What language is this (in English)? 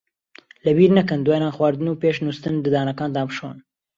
Central Kurdish